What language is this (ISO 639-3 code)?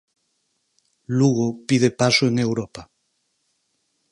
glg